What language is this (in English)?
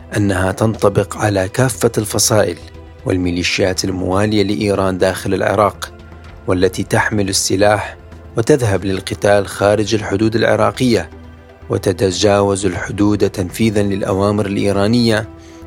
Arabic